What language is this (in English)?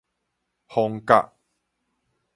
Min Nan Chinese